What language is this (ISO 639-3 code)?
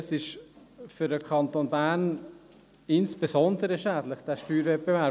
gsw